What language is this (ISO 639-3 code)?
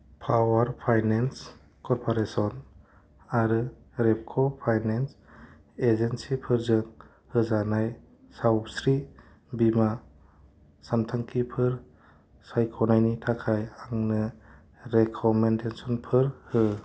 brx